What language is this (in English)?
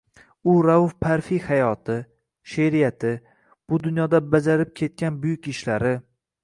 Uzbek